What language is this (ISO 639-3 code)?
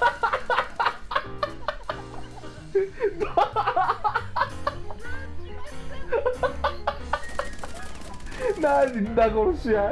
jpn